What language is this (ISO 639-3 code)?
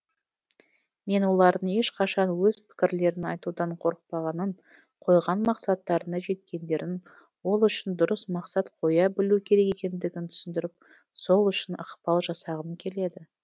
kaz